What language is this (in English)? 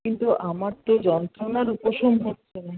Bangla